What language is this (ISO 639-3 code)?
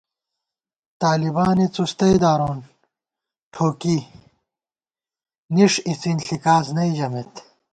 gwt